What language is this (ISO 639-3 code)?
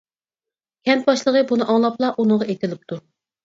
uig